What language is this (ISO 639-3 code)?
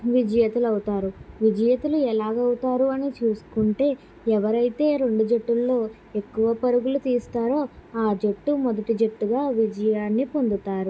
tel